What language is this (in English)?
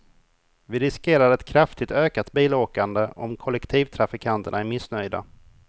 Swedish